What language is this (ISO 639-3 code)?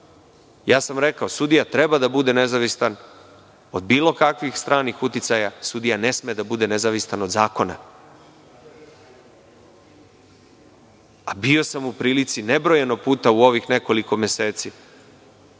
srp